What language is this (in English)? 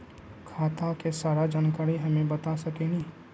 Magahi